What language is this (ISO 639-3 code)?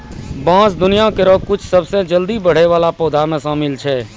mai